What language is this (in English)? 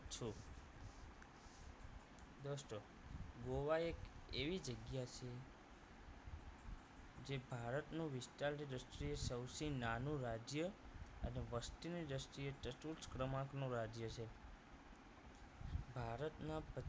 Gujarati